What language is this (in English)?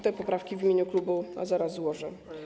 Polish